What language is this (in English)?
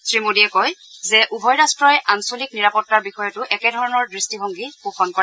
Assamese